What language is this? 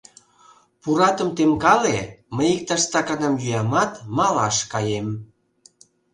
Mari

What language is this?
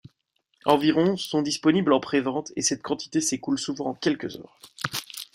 French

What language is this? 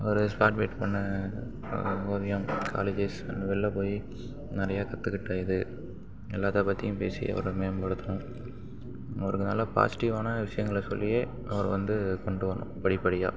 Tamil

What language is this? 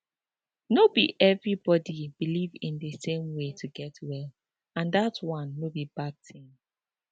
Nigerian Pidgin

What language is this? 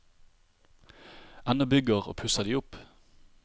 Norwegian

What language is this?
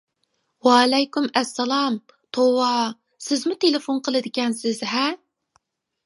Uyghur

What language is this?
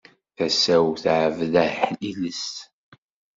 Kabyle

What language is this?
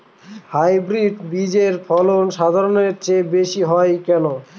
Bangla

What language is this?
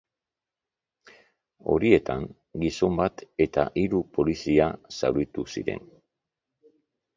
Basque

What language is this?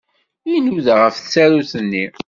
Kabyle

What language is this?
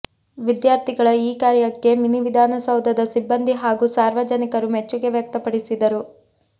Kannada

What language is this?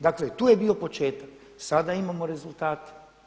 Croatian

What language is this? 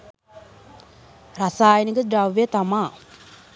Sinhala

